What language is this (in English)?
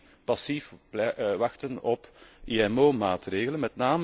Dutch